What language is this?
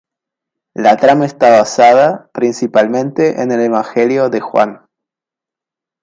Spanish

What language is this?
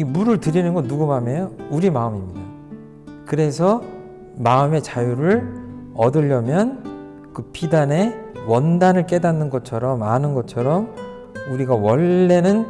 Korean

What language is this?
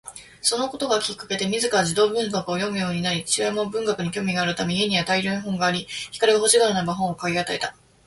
Japanese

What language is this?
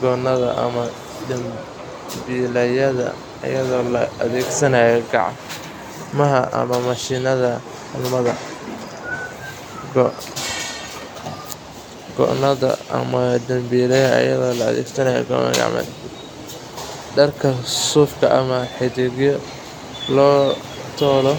Somali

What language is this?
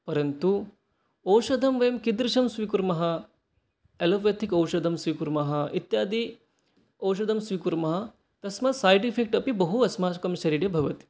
Sanskrit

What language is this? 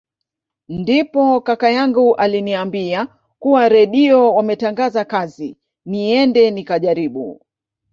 Swahili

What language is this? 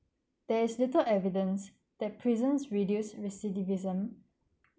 English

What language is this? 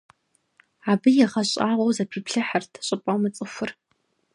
Kabardian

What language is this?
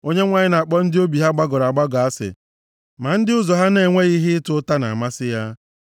Igbo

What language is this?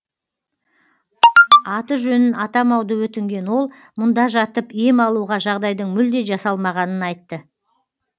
Kazakh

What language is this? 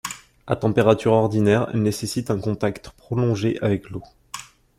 French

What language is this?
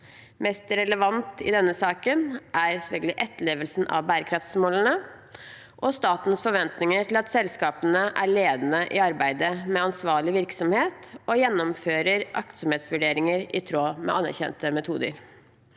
Norwegian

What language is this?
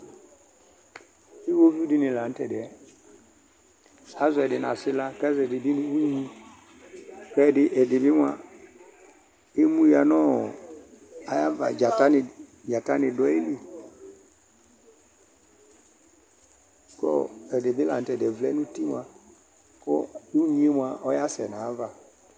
Ikposo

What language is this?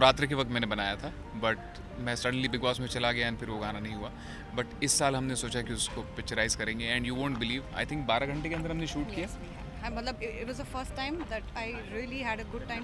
Hindi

